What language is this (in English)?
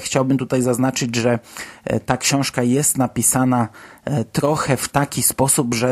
Polish